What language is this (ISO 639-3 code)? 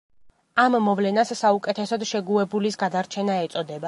kat